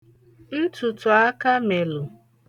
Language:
Igbo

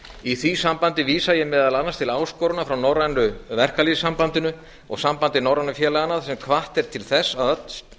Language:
Icelandic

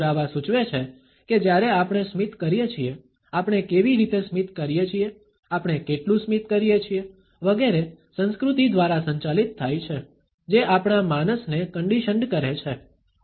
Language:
Gujarati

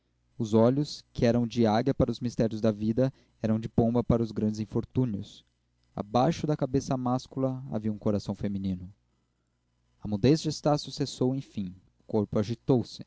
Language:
Portuguese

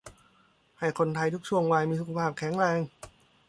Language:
Thai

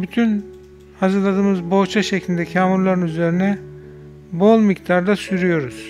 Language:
Turkish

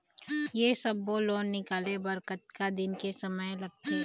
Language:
Chhattisgarhi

